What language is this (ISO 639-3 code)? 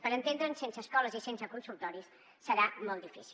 cat